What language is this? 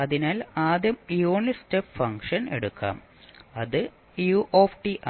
Malayalam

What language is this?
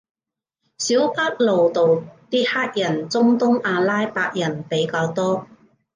Cantonese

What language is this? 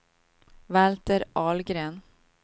Swedish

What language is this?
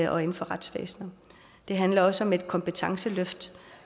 Danish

